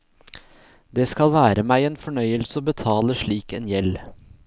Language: Norwegian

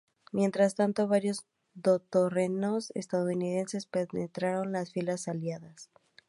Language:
Spanish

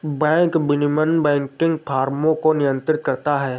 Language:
Hindi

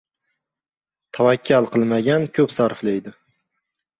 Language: Uzbek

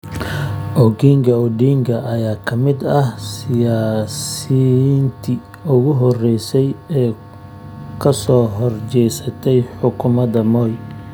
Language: Somali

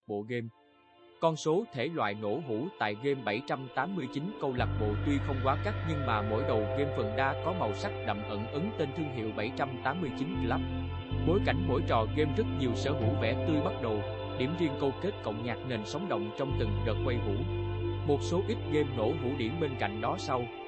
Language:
Vietnamese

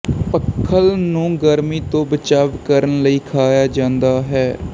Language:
Punjabi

